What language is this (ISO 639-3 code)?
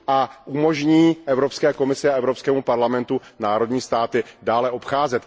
ces